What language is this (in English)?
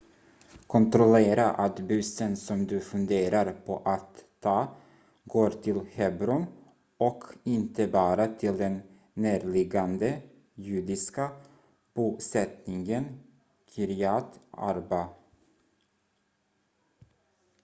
Swedish